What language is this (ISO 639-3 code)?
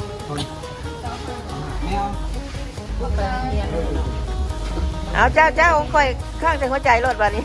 tha